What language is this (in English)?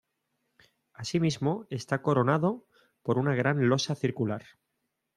Spanish